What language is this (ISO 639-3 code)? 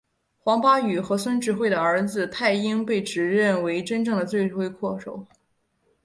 zho